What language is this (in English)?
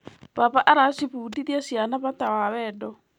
Kikuyu